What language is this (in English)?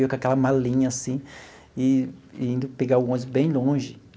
Portuguese